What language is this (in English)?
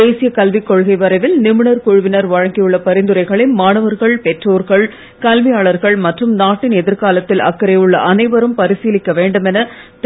Tamil